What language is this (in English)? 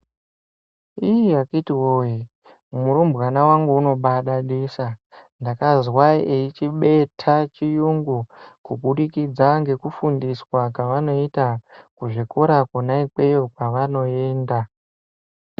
Ndau